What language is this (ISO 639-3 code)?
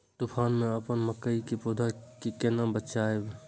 mai